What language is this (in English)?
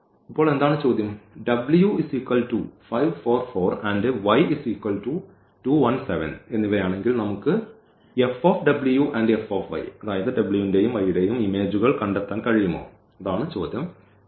Malayalam